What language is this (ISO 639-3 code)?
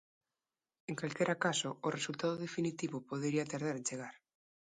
glg